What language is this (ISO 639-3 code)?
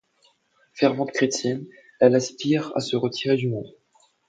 fra